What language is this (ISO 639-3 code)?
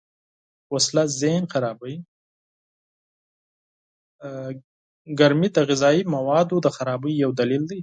pus